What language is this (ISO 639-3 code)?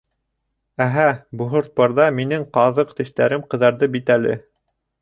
bak